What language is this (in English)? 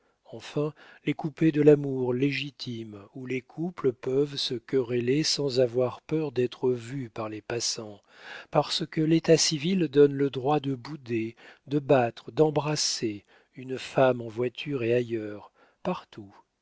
French